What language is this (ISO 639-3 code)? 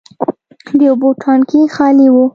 pus